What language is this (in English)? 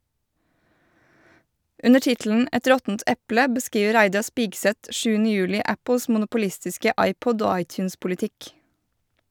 Norwegian